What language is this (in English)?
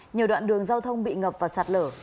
Vietnamese